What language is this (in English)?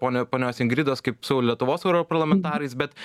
Lithuanian